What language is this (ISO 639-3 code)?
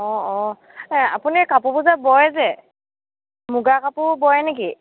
asm